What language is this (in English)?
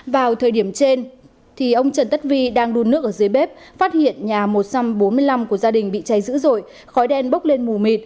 Vietnamese